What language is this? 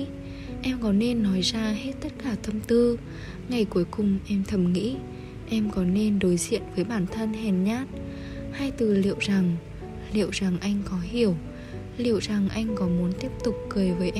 Vietnamese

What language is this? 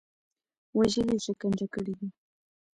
Pashto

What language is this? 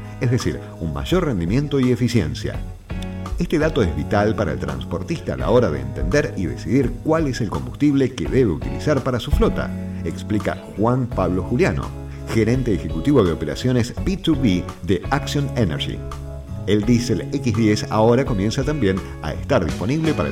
Spanish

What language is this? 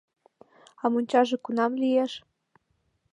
Mari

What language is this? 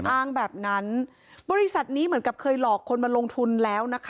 Thai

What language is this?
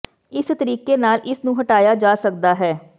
Punjabi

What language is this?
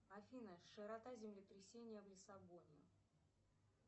Russian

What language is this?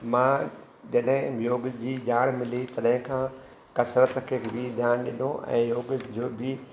Sindhi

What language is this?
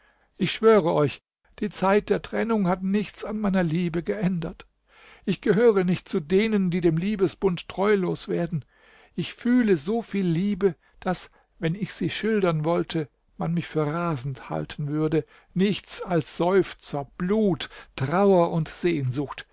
German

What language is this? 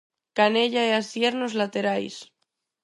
Galician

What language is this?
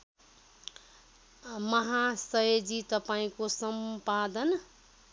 Nepali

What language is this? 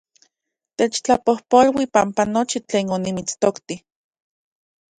Central Puebla Nahuatl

